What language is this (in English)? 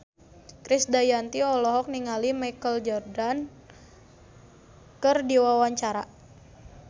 Sundanese